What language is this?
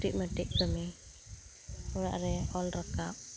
Santali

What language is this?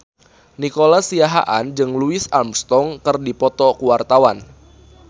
Sundanese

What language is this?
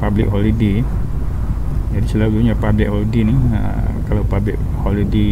Malay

